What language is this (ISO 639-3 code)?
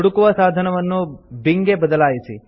kan